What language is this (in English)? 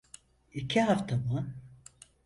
Turkish